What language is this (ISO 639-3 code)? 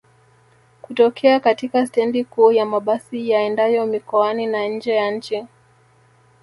swa